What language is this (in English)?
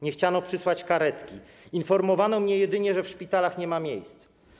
Polish